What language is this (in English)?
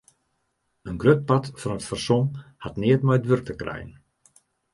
Western Frisian